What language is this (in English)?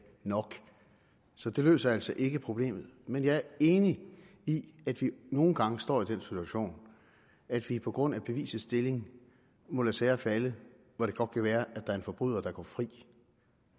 Danish